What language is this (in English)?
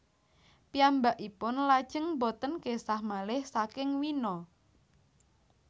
Javanese